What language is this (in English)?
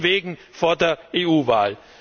German